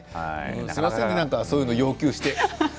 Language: Japanese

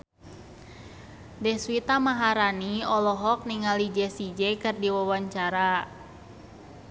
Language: Sundanese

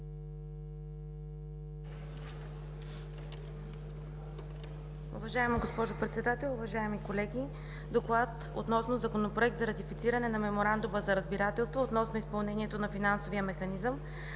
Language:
Bulgarian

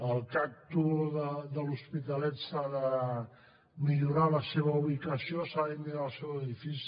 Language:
Catalan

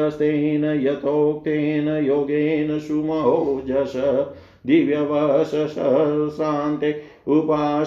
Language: Hindi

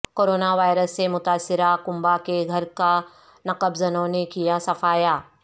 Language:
Urdu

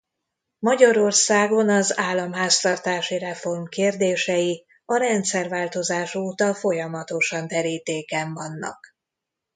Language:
Hungarian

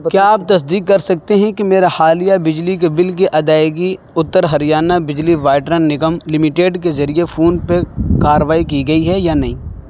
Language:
Urdu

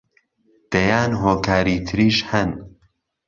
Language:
Central Kurdish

